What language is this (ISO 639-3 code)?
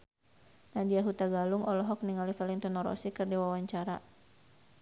sun